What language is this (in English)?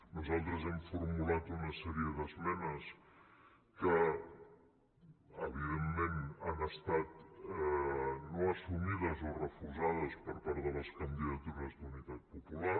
Catalan